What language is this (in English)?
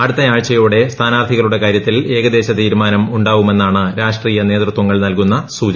Malayalam